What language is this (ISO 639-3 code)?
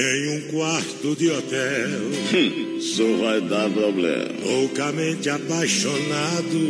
por